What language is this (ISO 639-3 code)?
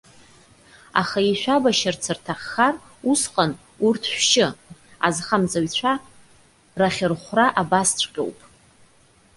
abk